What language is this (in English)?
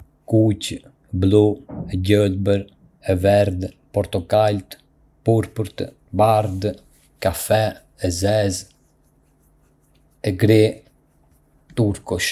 Arbëreshë Albanian